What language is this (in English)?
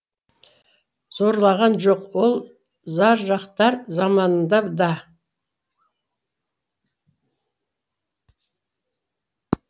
Kazakh